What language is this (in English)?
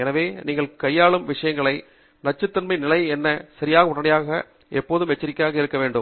Tamil